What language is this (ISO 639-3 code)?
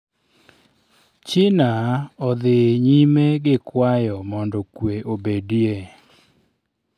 luo